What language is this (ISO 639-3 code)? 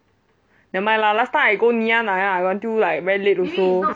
eng